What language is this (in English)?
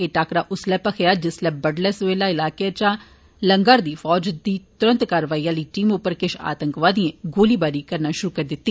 Dogri